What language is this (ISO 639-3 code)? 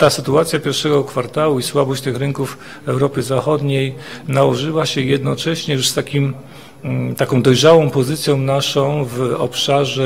pol